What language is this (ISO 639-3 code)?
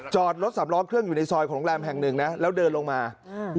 tha